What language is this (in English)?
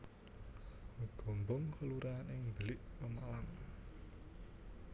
Javanese